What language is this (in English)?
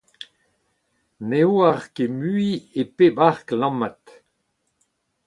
Breton